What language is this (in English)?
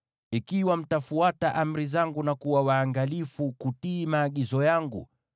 Swahili